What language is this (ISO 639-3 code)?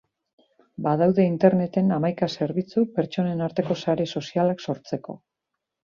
eus